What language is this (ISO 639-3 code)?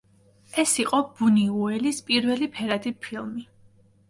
kat